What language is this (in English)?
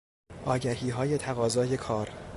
Persian